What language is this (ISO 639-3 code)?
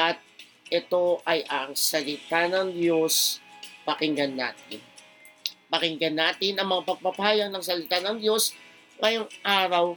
fil